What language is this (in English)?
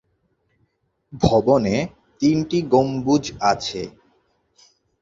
Bangla